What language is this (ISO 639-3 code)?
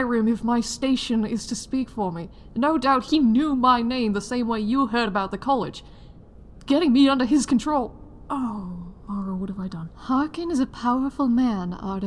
eng